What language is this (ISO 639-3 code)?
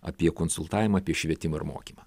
lit